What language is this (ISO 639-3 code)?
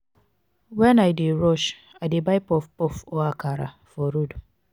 pcm